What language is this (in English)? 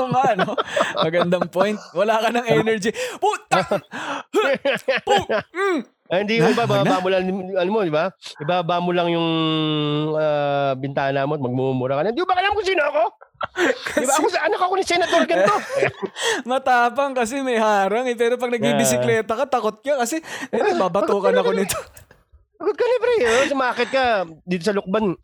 Filipino